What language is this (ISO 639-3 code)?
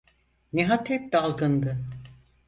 tur